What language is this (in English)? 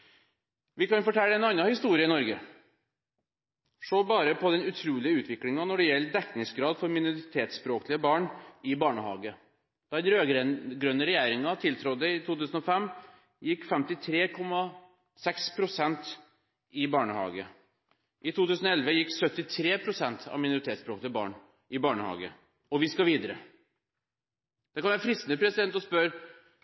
Norwegian Bokmål